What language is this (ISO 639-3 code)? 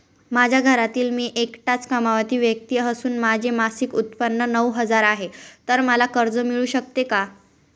mar